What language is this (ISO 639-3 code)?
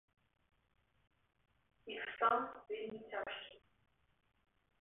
bel